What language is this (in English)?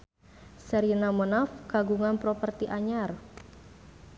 Sundanese